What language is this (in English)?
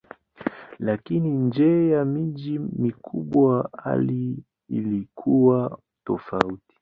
Swahili